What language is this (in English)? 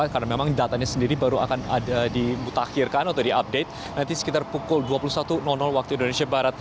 Indonesian